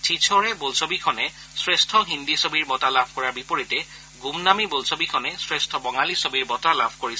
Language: Assamese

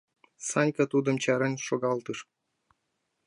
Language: Mari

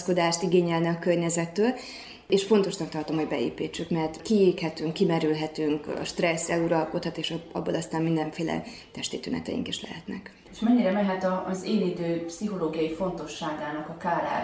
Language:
Hungarian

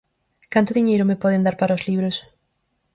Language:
Galician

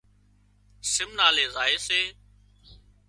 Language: Wadiyara Koli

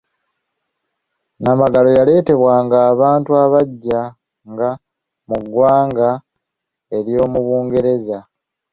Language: Ganda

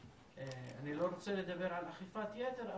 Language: Hebrew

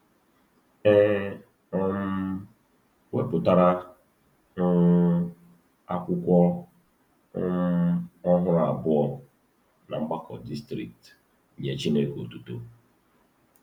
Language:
Igbo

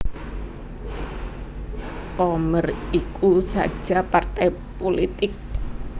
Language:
Javanese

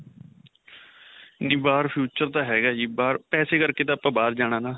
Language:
Punjabi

